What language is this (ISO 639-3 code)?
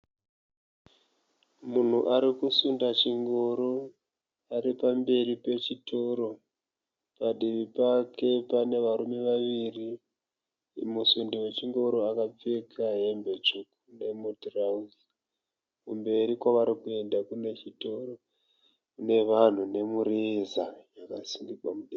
sna